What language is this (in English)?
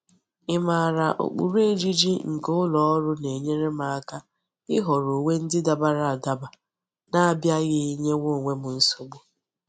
Igbo